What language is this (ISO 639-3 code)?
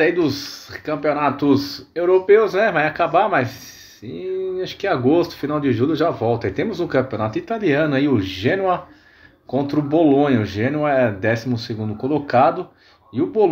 por